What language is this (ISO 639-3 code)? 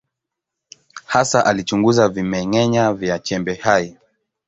swa